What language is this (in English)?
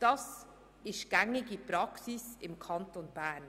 Swiss German